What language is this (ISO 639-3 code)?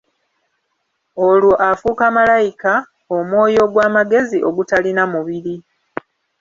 lug